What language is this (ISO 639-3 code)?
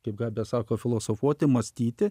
lit